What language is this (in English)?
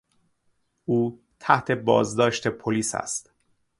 Persian